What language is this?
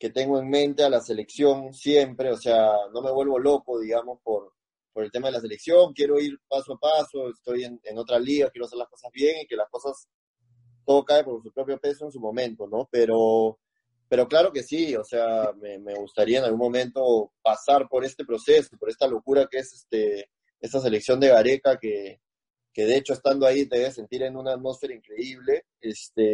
Spanish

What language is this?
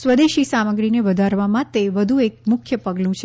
Gujarati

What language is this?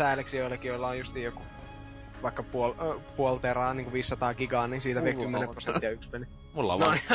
Finnish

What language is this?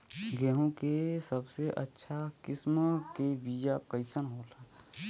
Bhojpuri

